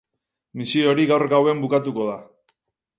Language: Basque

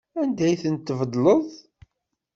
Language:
Kabyle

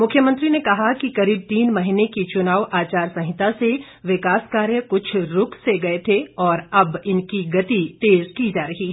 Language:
Hindi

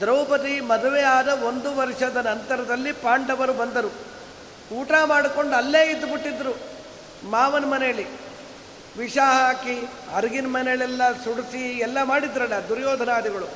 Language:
Kannada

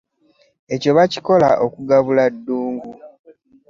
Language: Ganda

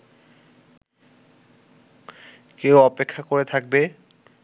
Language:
Bangla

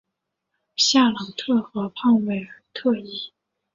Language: Chinese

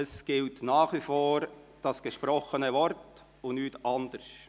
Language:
Swiss German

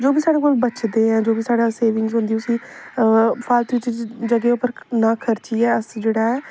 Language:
Dogri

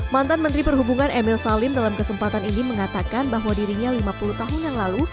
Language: Indonesian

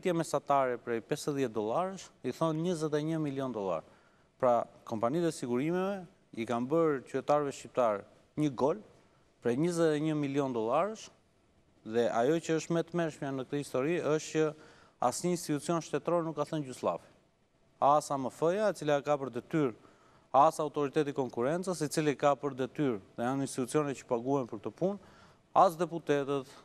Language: Romanian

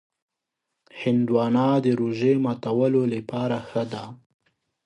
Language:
Pashto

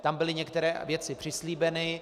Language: Czech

